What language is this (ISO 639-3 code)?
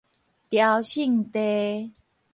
nan